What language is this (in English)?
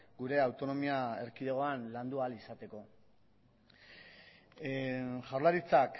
Basque